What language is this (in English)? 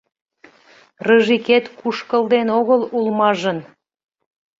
Mari